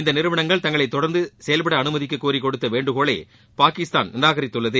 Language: Tamil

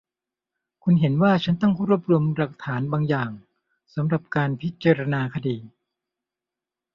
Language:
Thai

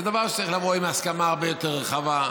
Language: Hebrew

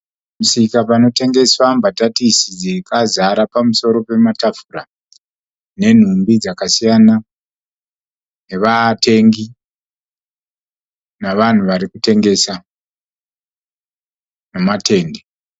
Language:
Shona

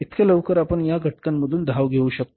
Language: Marathi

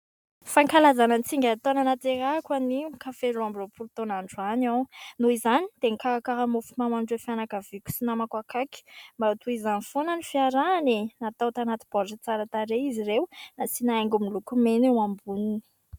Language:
Malagasy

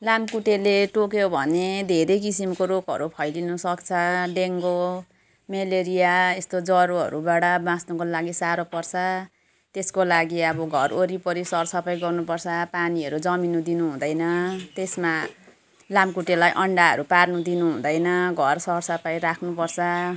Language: Nepali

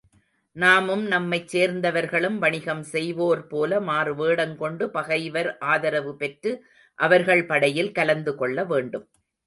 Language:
Tamil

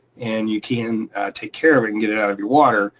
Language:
English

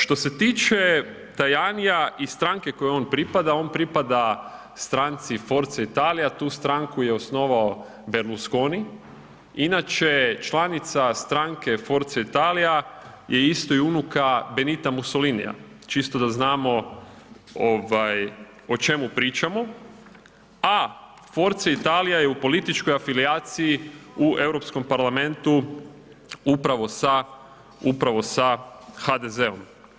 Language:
Croatian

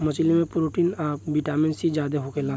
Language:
Bhojpuri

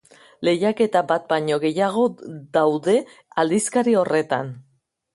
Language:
Basque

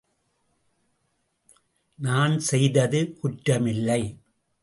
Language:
Tamil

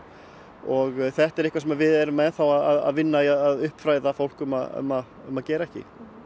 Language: Icelandic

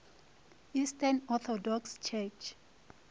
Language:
Northern Sotho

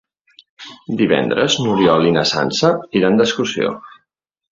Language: Catalan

